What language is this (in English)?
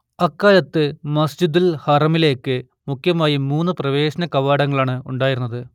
Malayalam